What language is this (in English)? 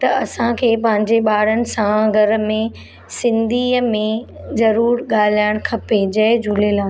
Sindhi